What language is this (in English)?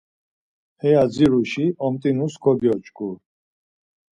Laz